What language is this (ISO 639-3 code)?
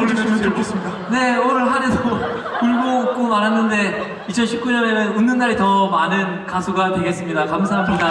kor